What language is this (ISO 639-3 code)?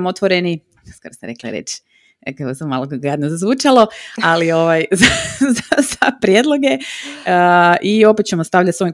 hrv